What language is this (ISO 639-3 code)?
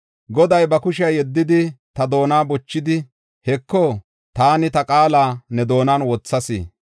gof